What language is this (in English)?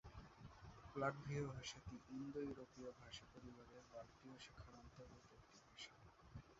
Bangla